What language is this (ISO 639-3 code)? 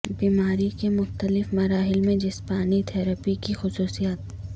urd